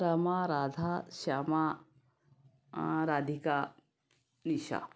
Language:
Hindi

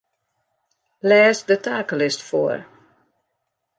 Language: Western Frisian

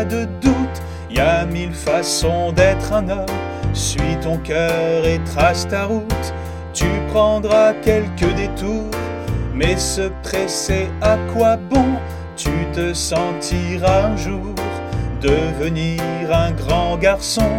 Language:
French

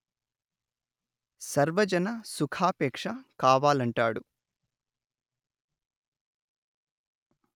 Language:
Telugu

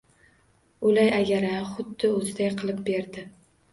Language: Uzbek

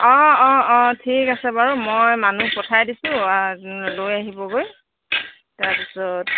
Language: Assamese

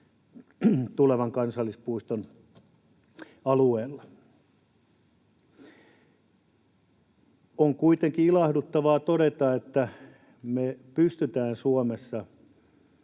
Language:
Finnish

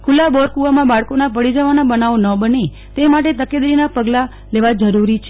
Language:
Gujarati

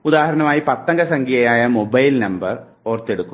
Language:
Malayalam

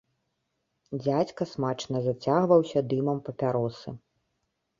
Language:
Belarusian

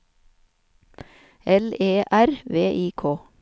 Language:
Norwegian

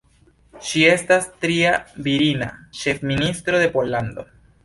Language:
Esperanto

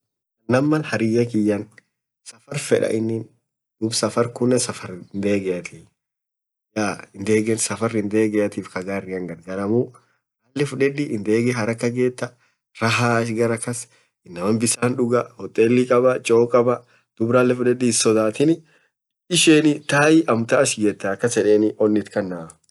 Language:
Orma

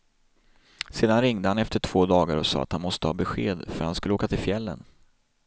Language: Swedish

